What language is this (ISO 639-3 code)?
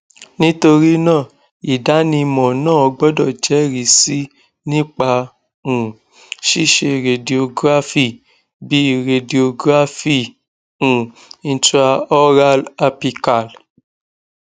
yor